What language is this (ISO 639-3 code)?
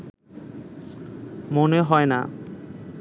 ben